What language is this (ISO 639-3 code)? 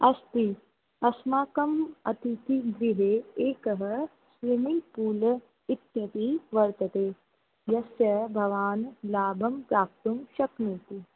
san